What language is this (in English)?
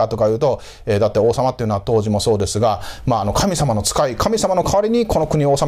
Japanese